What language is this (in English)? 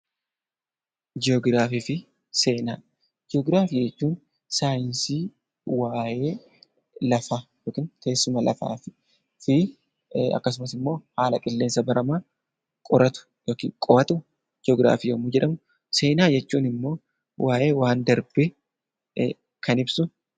Oromo